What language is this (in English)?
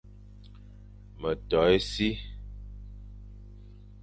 Fang